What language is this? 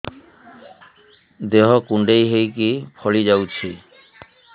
Odia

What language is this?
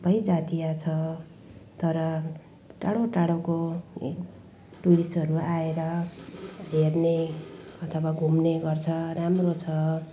Nepali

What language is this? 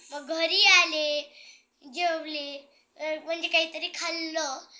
Marathi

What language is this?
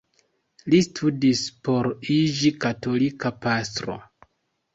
Esperanto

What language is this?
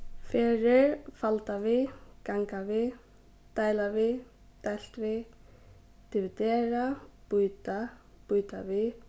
Faroese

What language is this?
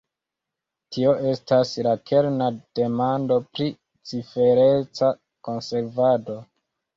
Esperanto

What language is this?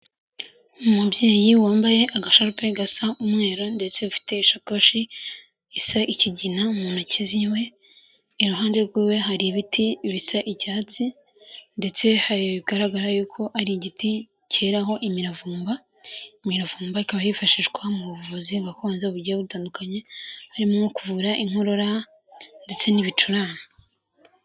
Kinyarwanda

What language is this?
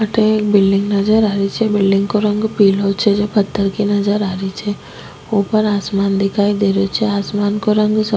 Rajasthani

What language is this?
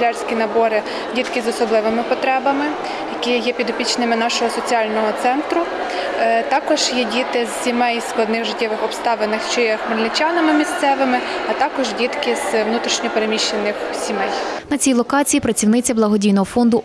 Ukrainian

